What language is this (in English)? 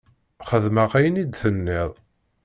Kabyle